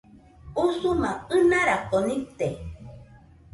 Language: Nüpode Huitoto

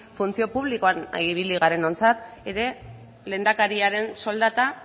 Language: Basque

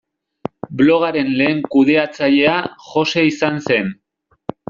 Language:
Basque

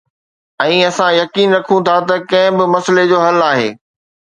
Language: Sindhi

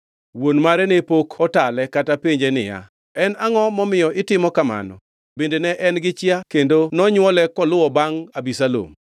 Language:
Luo (Kenya and Tanzania)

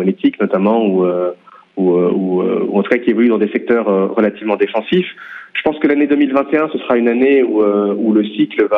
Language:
French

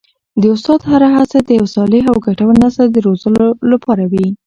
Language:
Pashto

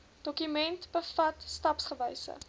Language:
Afrikaans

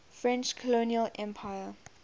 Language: English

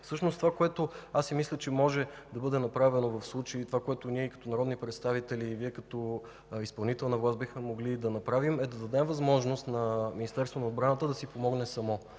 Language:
Bulgarian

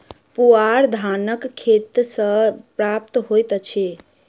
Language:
Maithili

